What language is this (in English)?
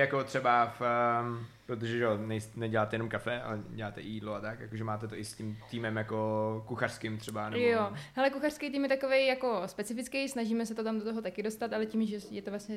Czech